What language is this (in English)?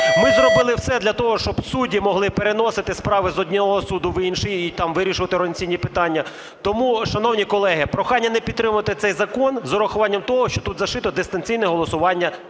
Ukrainian